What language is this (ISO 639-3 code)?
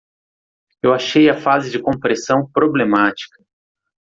por